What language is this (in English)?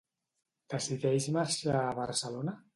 Catalan